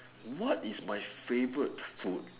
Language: English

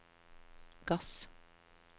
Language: Norwegian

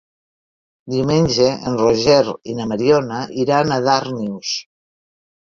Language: Catalan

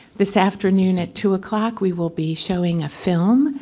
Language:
English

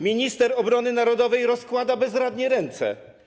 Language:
Polish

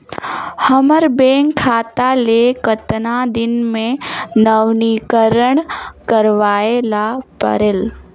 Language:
Chhattisgarhi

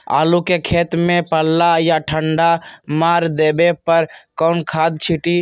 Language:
Magahi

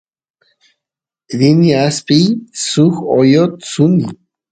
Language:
Santiago del Estero Quichua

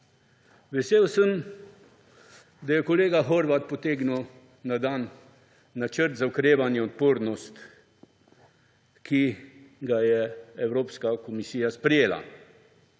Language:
Slovenian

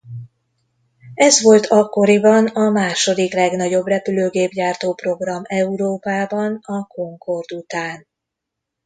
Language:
Hungarian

